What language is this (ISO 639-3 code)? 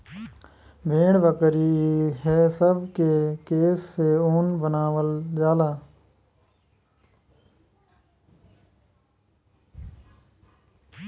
bho